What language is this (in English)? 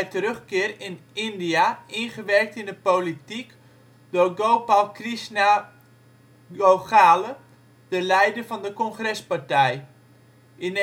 Dutch